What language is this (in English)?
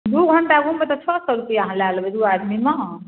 Maithili